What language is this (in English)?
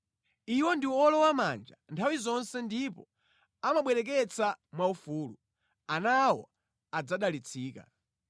Nyanja